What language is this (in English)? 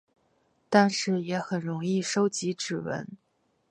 Chinese